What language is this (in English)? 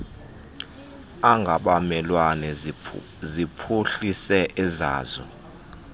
Xhosa